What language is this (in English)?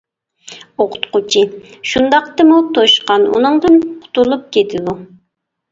Uyghur